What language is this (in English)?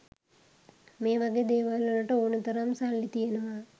Sinhala